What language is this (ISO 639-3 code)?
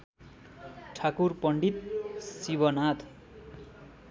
nep